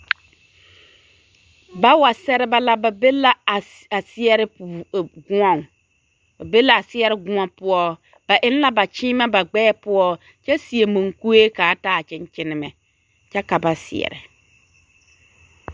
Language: Southern Dagaare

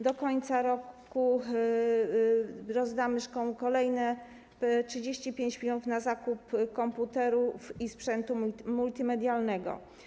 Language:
Polish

